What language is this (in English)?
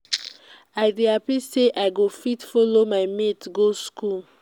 Nigerian Pidgin